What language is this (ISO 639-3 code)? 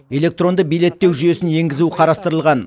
kaz